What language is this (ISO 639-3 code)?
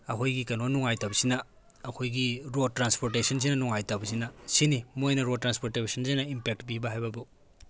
mni